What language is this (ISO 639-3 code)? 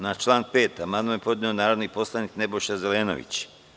srp